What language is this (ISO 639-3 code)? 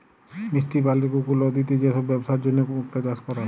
ben